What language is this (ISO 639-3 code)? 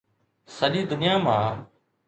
snd